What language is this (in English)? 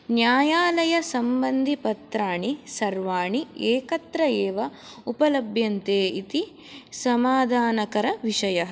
Sanskrit